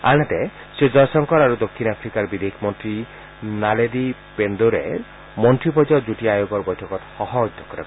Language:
Assamese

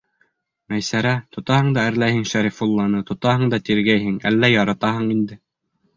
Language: Bashkir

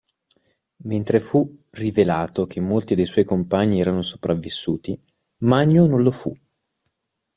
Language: Italian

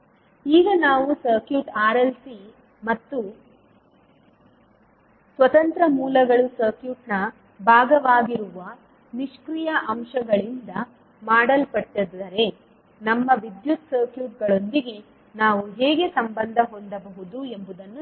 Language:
Kannada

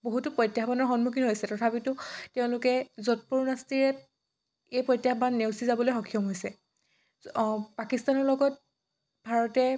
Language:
Assamese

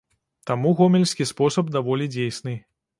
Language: Belarusian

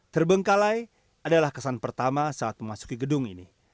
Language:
Indonesian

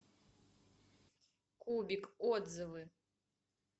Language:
Russian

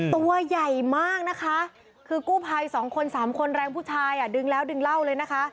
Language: Thai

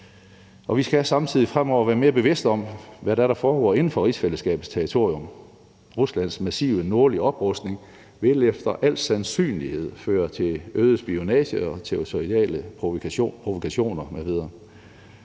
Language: Danish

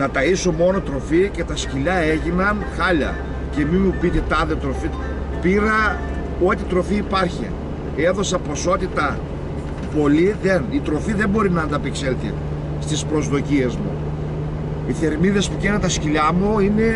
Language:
Greek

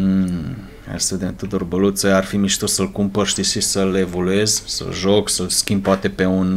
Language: Romanian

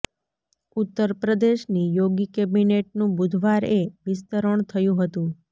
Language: Gujarati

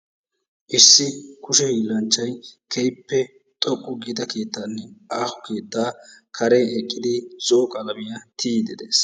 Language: Wolaytta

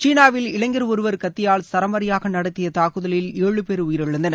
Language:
Tamil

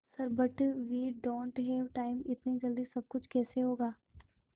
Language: Hindi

